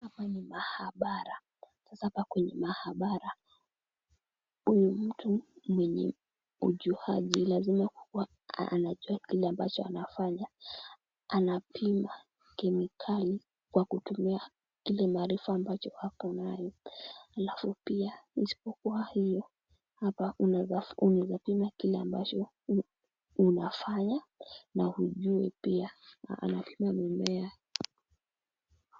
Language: Swahili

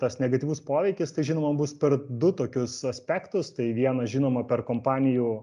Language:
Lithuanian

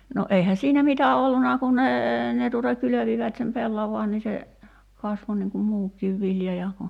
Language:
Finnish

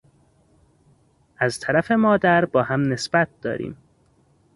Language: Persian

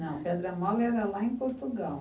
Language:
Portuguese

